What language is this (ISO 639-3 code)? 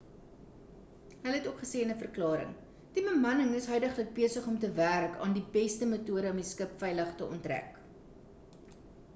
afr